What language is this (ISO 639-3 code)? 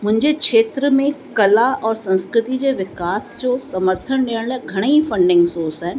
snd